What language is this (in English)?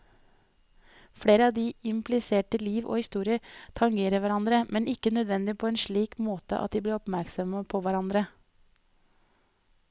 Norwegian